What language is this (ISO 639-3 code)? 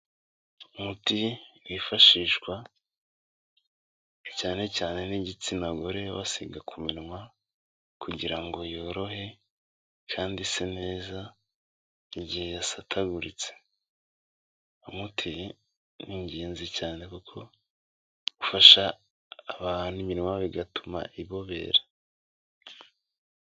kin